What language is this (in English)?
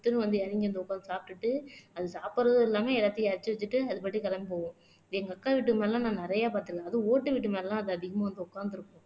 Tamil